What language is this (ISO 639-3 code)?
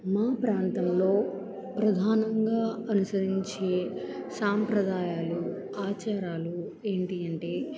tel